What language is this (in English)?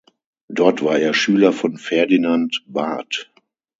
German